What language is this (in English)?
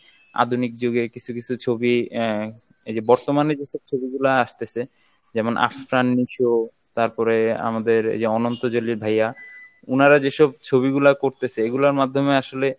Bangla